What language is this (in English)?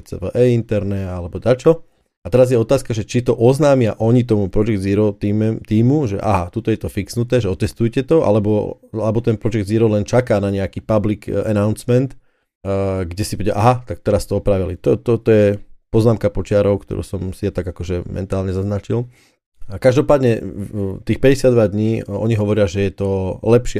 Slovak